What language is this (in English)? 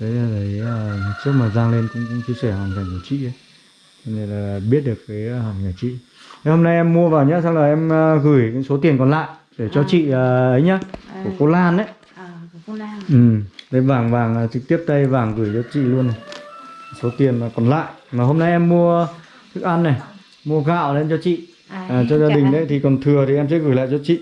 Vietnamese